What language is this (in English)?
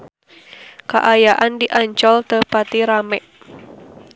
Sundanese